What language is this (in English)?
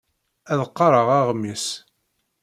Kabyle